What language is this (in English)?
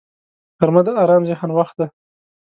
Pashto